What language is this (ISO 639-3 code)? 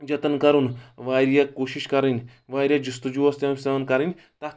kas